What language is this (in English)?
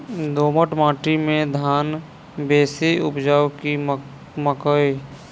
Maithili